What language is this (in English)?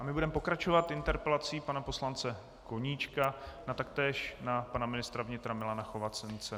Czech